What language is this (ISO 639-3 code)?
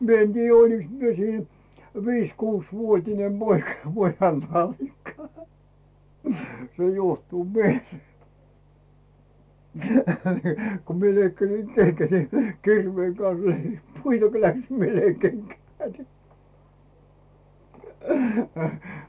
fin